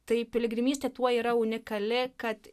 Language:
Lithuanian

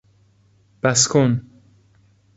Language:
Persian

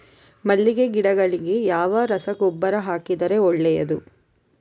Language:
Kannada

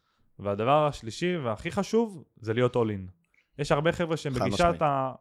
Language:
Hebrew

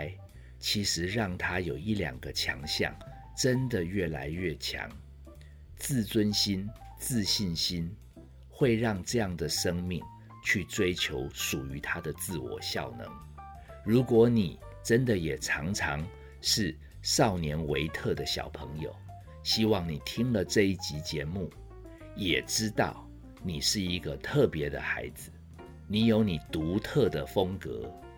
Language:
Chinese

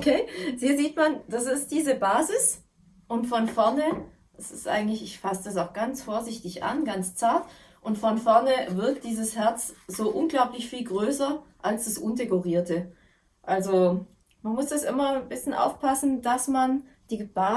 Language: German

